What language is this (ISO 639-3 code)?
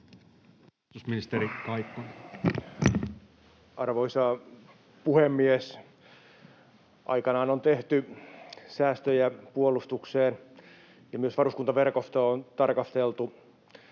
fin